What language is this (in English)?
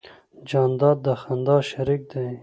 Pashto